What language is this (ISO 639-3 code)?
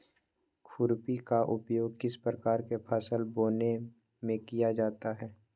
mag